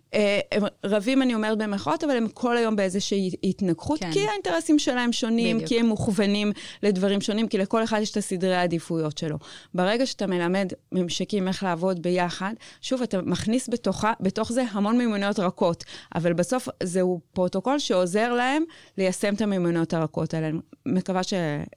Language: Hebrew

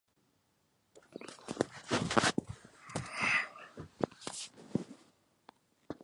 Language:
Chinese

